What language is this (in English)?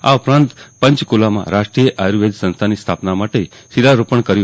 Gujarati